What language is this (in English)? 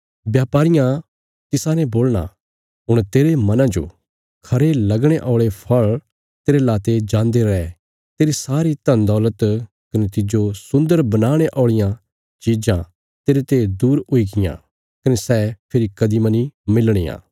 Bilaspuri